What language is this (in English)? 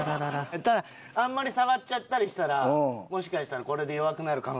Japanese